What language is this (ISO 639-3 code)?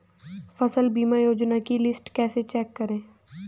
hin